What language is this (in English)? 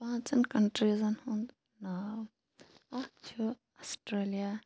Kashmiri